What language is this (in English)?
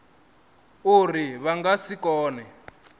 Venda